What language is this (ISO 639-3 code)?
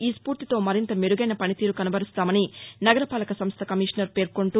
tel